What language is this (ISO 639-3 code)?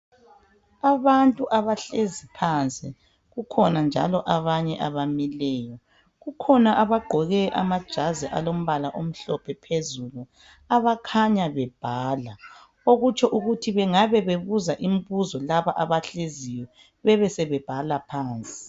nde